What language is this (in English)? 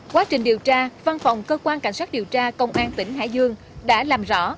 Vietnamese